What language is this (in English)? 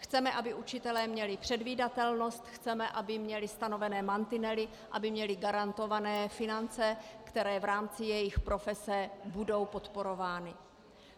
Czech